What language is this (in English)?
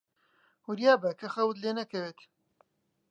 Central Kurdish